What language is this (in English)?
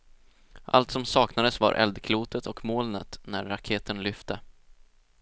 Swedish